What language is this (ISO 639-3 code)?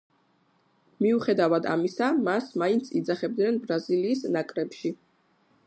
kat